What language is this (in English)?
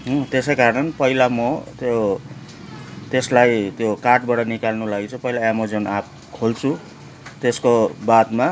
Nepali